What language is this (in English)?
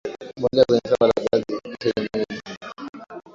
Swahili